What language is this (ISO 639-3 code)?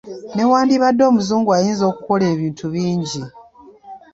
lug